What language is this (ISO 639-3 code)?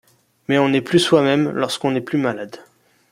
fra